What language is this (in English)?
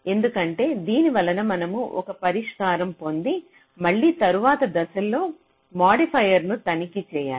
Telugu